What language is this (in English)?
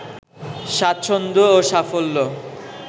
Bangla